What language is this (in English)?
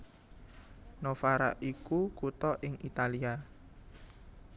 Javanese